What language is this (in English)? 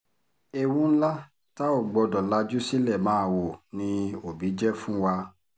Yoruba